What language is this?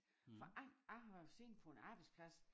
Danish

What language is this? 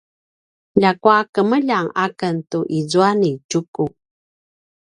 Paiwan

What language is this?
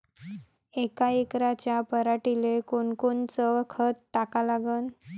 Marathi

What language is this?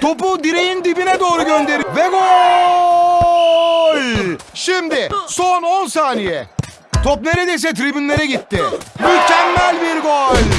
Turkish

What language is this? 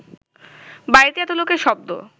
Bangla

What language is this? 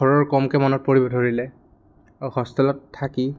Assamese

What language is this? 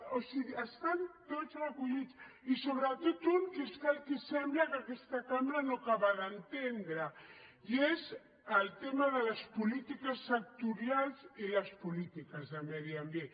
Catalan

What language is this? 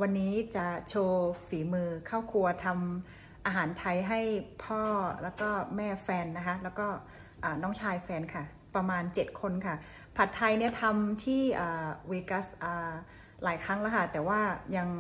Thai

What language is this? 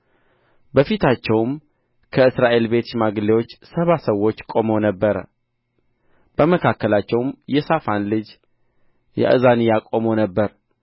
Amharic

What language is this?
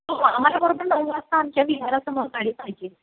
Marathi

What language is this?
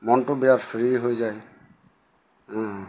Assamese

